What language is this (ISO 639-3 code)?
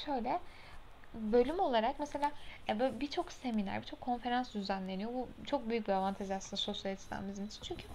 tur